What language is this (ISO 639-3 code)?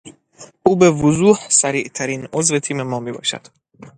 fas